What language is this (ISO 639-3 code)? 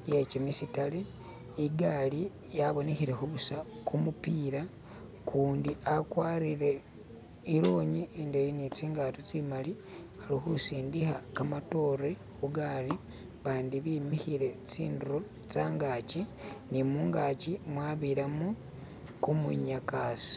myx